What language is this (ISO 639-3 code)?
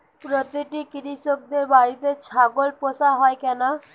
ben